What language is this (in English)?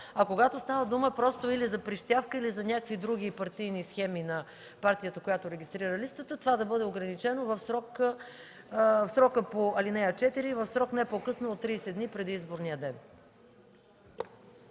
Bulgarian